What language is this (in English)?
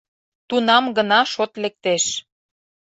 Mari